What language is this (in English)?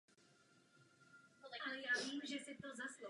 Czech